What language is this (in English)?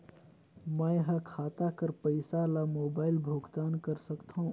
Chhattisgarhi